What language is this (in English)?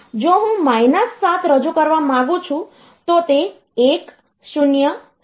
Gujarati